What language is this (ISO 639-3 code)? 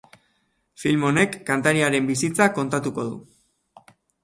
eus